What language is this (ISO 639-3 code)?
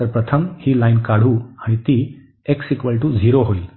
mar